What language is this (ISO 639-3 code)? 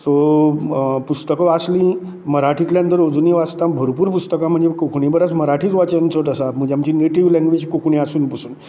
kok